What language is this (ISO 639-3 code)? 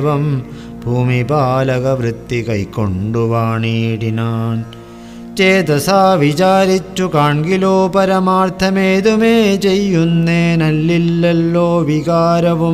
mal